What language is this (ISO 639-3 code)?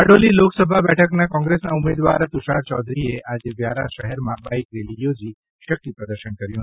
guj